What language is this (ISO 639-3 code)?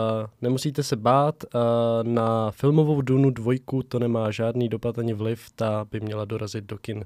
ces